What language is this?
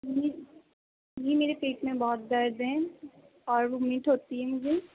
Urdu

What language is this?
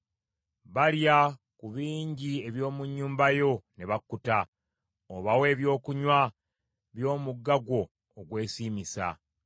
Ganda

